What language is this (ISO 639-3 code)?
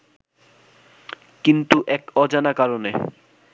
ben